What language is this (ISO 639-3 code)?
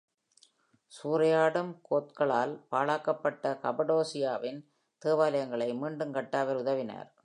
tam